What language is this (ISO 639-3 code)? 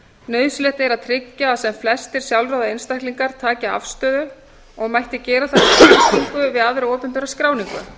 isl